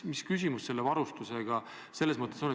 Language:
Estonian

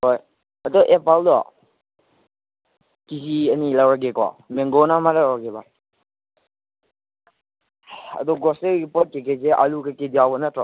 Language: Manipuri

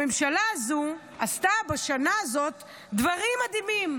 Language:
Hebrew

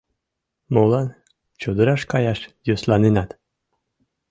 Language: Mari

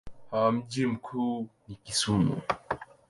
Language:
Swahili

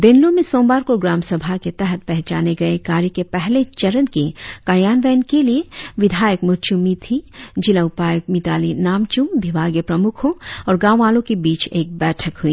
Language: Hindi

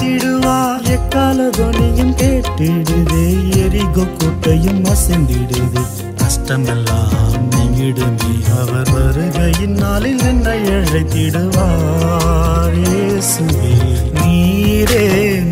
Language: Urdu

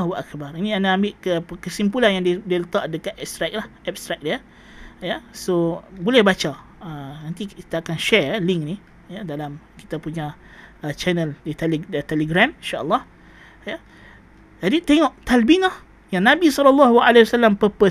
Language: Malay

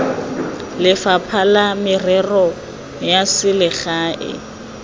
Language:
Tswana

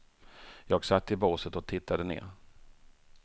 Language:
Swedish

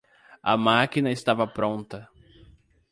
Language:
Portuguese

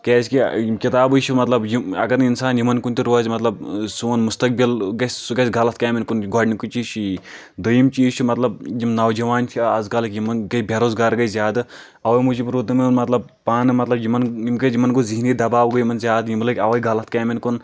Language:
Kashmiri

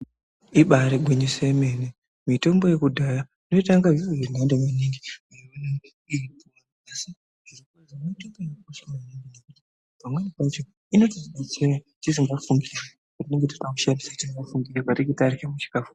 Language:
Ndau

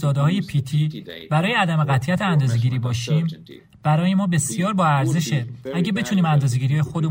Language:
Persian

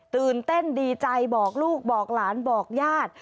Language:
Thai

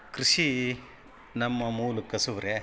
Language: Kannada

